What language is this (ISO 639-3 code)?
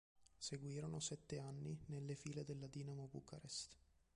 ita